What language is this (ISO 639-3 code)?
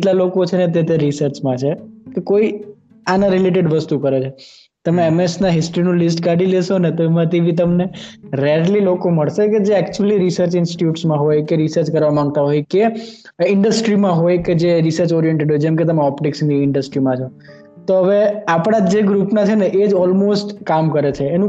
guj